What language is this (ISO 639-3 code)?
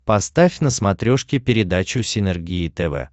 rus